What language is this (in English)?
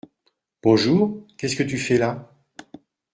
French